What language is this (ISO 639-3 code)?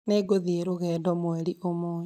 kik